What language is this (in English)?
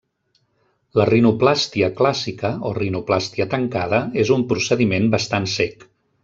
Catalan